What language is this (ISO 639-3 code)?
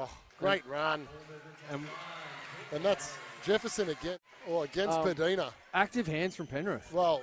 eng